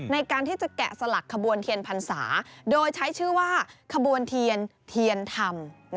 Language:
Thai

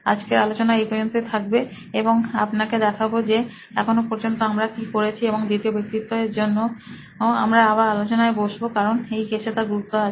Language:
Bangla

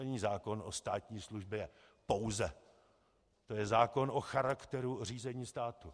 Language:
Czech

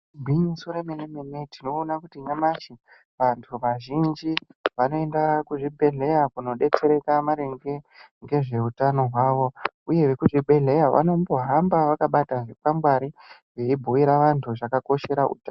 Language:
Ndau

